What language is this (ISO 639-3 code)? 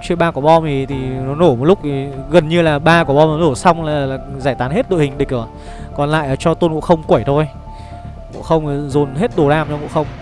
vie